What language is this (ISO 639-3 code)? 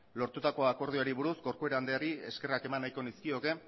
eus